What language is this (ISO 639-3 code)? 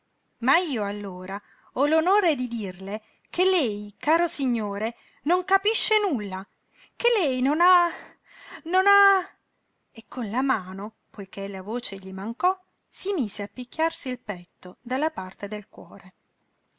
ita